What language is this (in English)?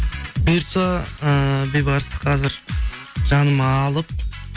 Kazakh